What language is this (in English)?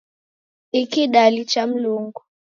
Taita